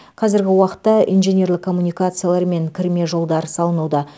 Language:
Kazakh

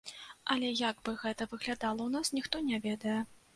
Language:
Belarusian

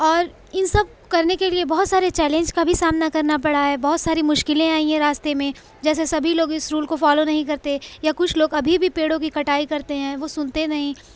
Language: Urdu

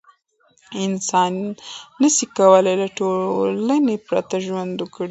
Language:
Pashto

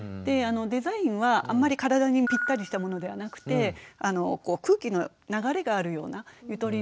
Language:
Japanese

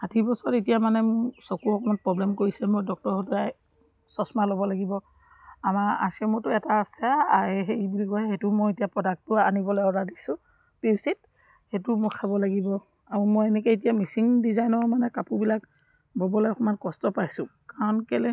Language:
Assamese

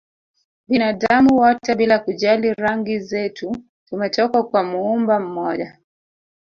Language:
Swahili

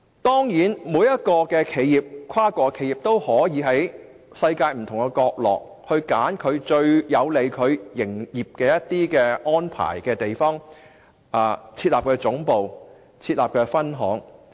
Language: Cantonese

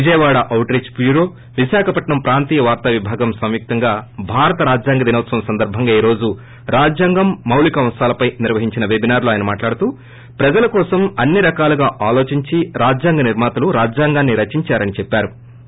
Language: Telugu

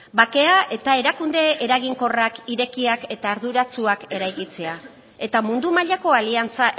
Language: Basque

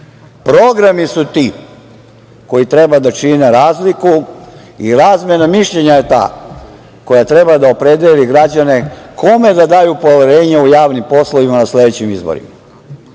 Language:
Serbian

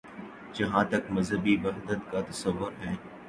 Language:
Urdu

